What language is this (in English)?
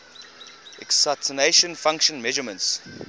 English